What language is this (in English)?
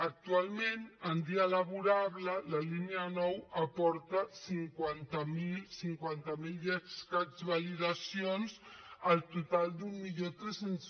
Catalan